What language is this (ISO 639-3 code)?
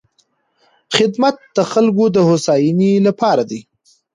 pus